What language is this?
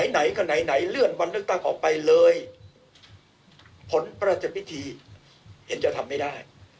Thai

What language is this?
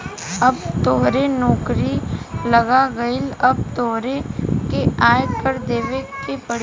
Bhojpuri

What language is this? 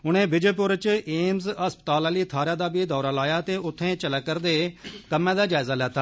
Dogri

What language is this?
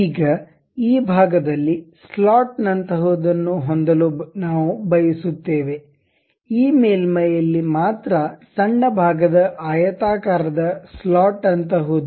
Kannada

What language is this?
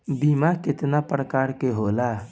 Bhojpuri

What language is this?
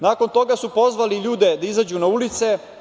Serbian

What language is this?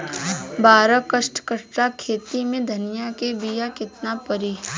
Bhojpuri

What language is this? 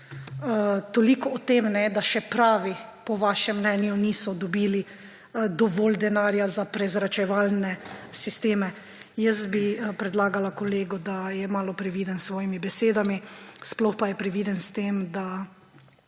Slovenian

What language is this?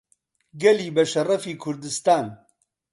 Central Kurdish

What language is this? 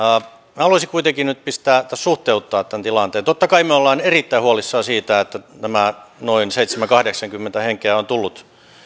Finnish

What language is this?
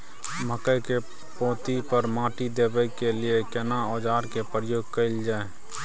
Maithili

